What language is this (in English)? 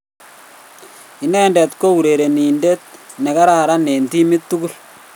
Kalenjin